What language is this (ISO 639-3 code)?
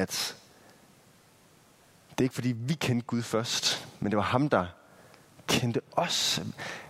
dan